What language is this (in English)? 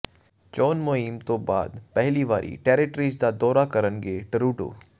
Punjabi